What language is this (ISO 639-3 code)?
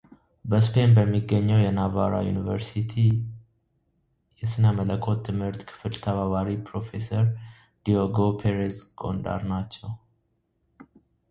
amh